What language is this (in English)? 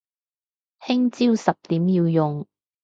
Cantonese